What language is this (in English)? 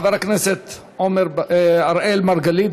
Hebrew